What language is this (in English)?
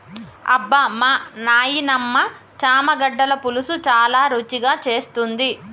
Telugu